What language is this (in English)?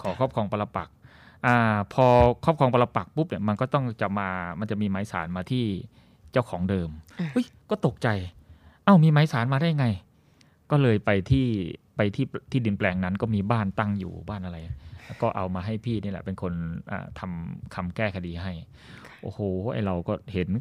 Thai